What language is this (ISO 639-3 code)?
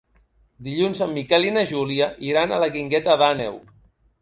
cat